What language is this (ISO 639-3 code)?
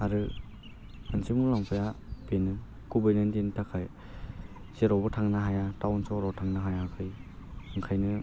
brx